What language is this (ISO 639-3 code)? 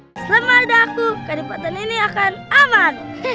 ind